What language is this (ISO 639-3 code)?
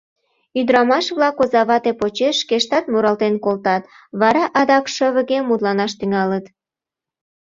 chm